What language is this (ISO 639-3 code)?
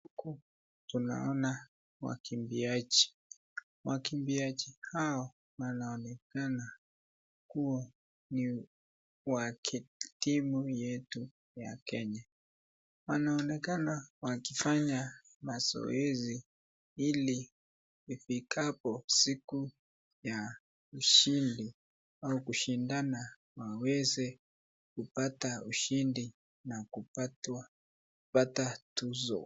swa